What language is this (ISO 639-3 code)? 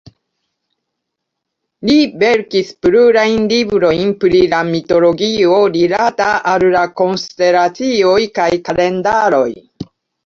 epo